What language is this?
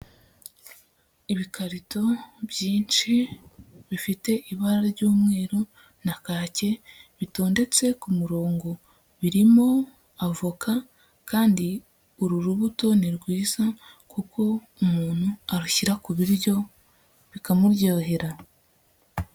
Kinyarwanda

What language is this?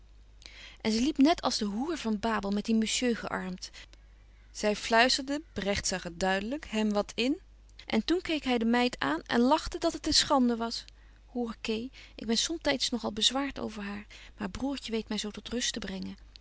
Dutch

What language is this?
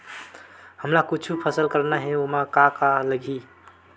Chhattisgarhi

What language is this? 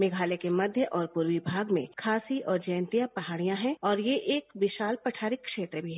Hindi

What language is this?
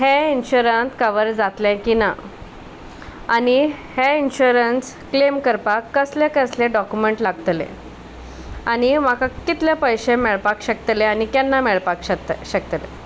Konkani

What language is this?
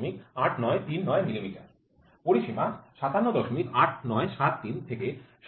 Bangla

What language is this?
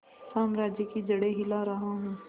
Hindi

